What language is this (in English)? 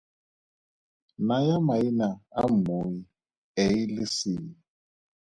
Tswana